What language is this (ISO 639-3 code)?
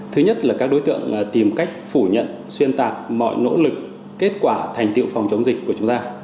vie